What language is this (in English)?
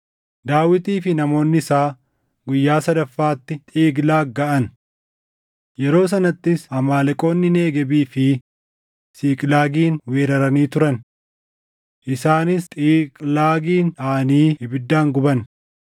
Oromo